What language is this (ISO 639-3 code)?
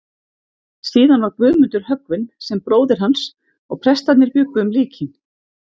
isl